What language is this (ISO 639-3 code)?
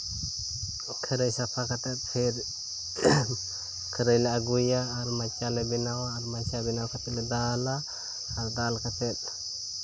sat